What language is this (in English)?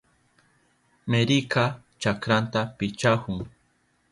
Southern Pastaza Quechua